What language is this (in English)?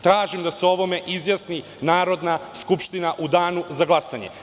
Serbian